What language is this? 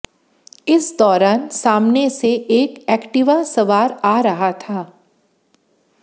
Hindi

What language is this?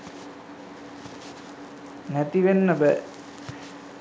Sinhala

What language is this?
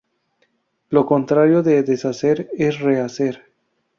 Spanish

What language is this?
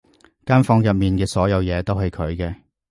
Cantonese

